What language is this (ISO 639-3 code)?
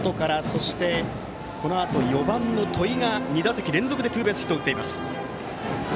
jpn